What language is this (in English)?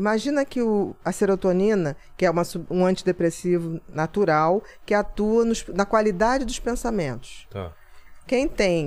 Portuguese